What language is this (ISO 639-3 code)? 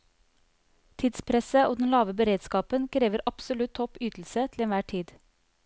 nor